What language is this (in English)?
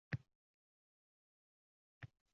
Uzbek